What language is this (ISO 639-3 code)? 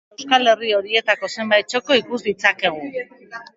eus